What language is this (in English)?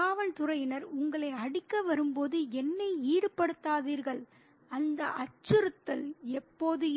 Tamil